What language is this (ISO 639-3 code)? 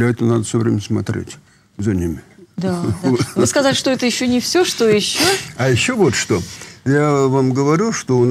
rus